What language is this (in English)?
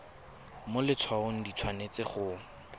Tswana